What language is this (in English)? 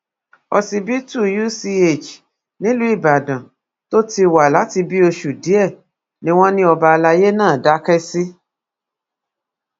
Yoruba